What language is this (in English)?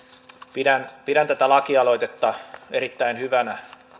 Finnish